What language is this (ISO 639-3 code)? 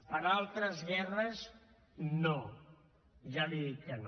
cat